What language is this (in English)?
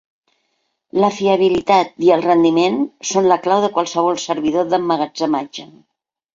Catalan